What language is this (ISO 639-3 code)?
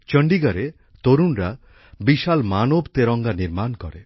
ben